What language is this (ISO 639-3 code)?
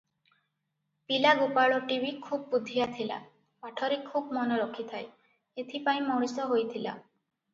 ori